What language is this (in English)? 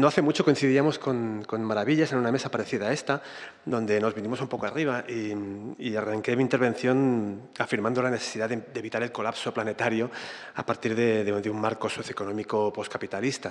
Spanish